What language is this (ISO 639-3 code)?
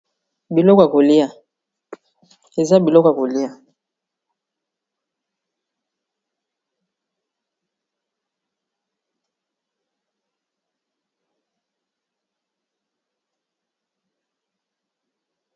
lin